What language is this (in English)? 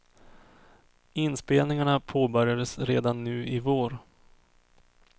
Swedish